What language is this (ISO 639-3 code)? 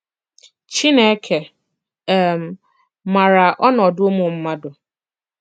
ibo